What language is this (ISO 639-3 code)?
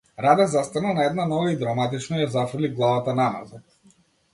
mkd